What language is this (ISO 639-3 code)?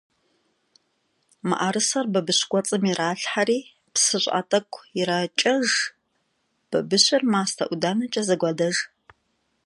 kbd